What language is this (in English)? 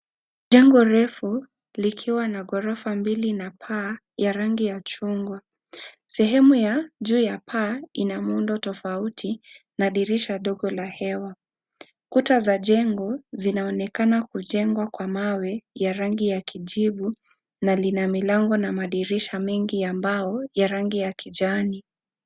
Swahili